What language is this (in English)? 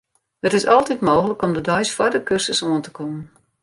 Western Frisian